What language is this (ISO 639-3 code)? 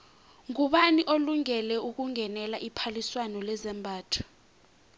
nbl